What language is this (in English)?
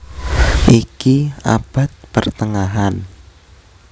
Javanese